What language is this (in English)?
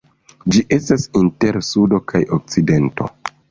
Esperanto